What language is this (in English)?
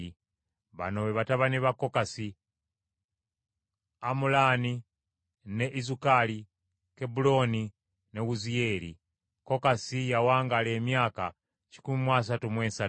Ganda